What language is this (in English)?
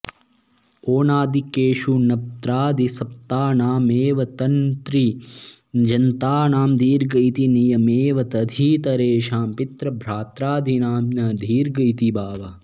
Sanskrit